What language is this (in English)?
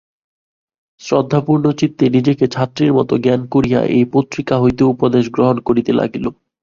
Bangla